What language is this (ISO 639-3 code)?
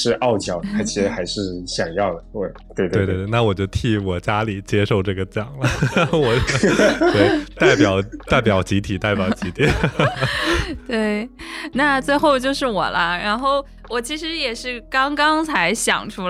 zho